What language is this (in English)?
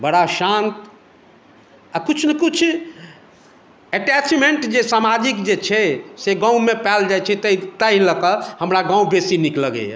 Maithili